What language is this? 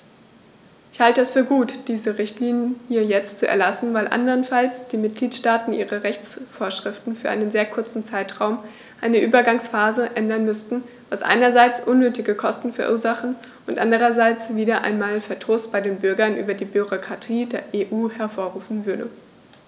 German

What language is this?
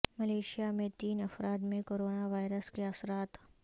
Urdu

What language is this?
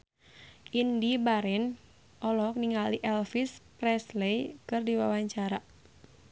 Sundanese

